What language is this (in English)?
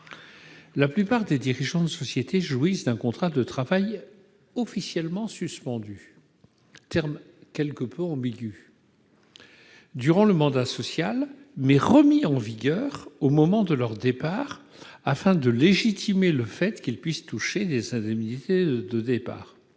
French